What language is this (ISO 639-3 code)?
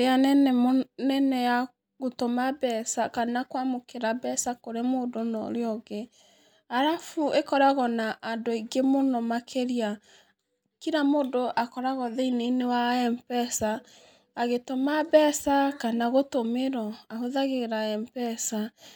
kik